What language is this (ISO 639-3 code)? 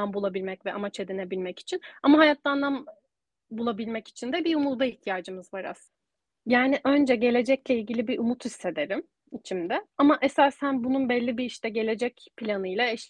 tur